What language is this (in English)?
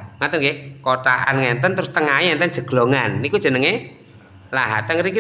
Indonesian